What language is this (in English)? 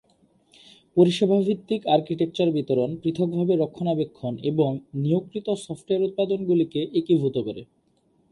Bangla